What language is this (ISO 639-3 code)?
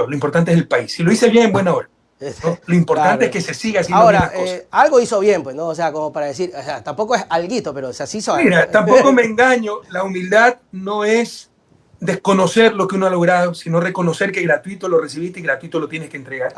spa